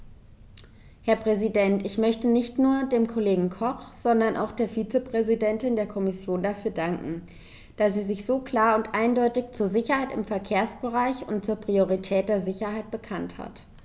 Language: German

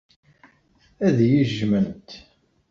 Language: Kabyle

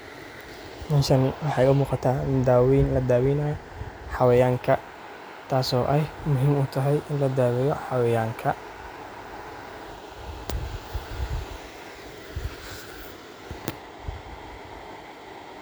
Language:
Somali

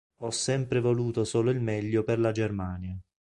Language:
Italian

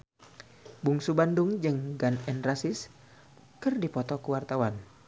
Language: Sundanese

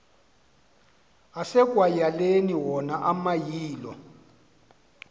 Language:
Xhosa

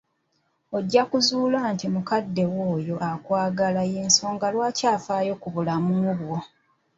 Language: Ganda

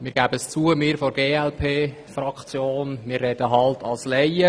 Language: Swiss German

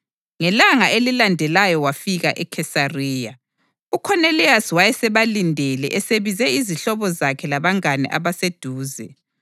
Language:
North Ndebele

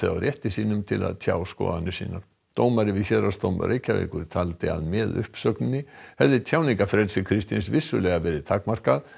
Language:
Icelandic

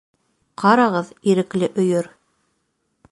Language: Bashkir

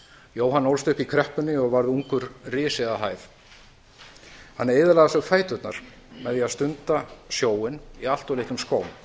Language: Icelandic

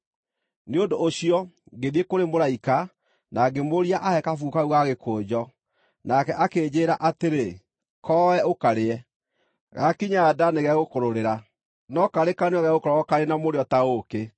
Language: Kikuyu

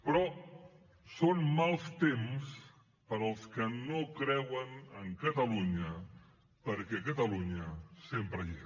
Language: Catalan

